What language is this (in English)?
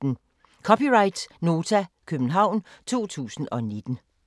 Danish